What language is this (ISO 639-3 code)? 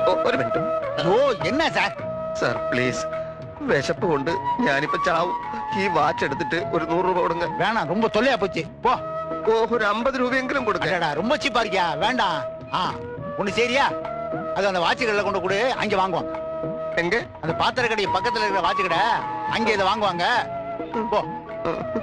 mal